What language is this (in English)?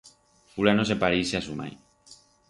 Aragonese